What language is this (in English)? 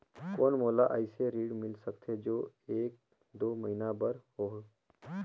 Chhattisgarhi